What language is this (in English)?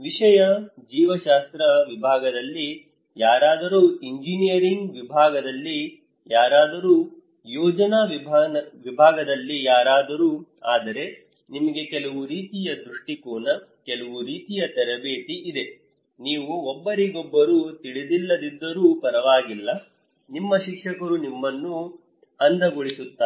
Kannada